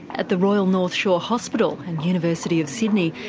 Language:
English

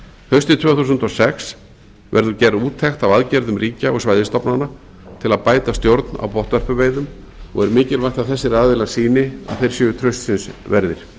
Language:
Icelandic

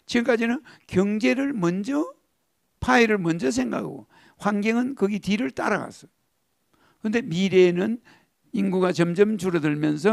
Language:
Korean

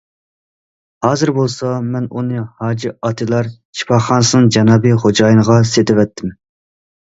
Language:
Uyghur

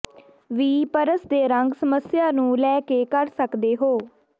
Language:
Punjabi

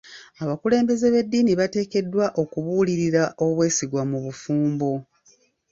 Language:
Ganda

